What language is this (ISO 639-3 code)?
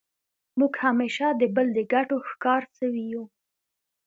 pus